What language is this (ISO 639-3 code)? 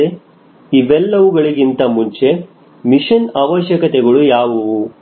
kan